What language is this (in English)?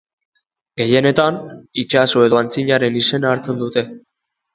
Basque